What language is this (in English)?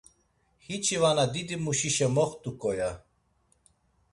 Laz